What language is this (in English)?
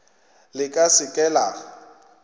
Northern Sotho